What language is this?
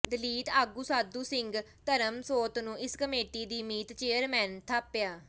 Punjabi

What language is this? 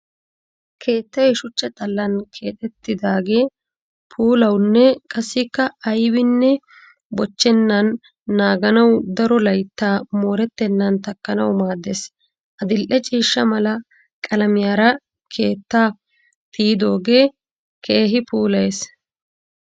Wolaytta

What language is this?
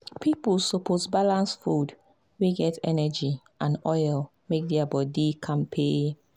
Nigerian Pidgin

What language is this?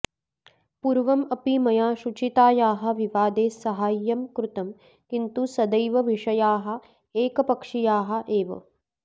Sanskrit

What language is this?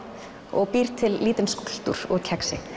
Icelandic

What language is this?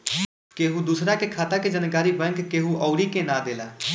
Bhojpuri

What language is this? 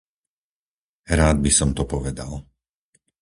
Slovak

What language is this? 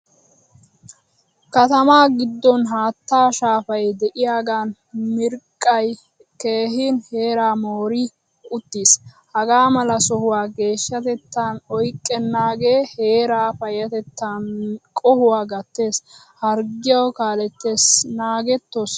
Wolaytta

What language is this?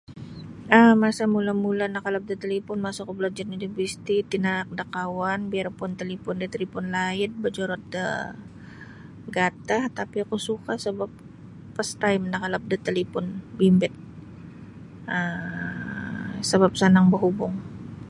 Sabah Bisaya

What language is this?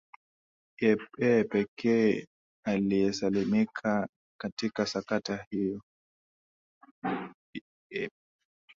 Swahili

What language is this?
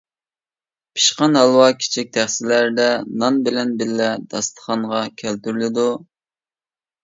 Uyghur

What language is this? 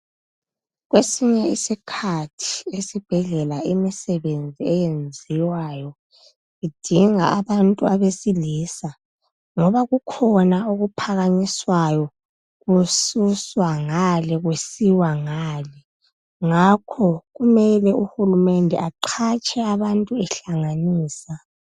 North Ndebele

